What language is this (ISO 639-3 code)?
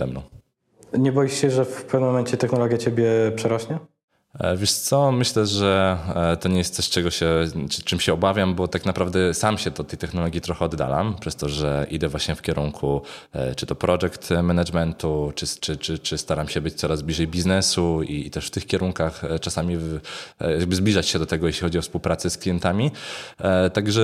pol